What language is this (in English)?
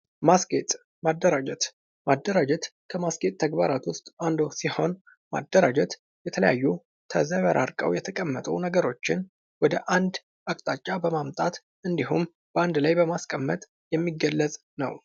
Amharic